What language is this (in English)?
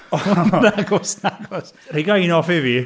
Welsh